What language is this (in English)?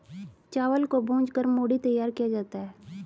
Hindi